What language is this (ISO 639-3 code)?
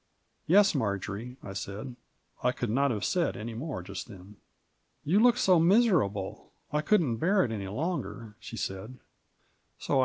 eng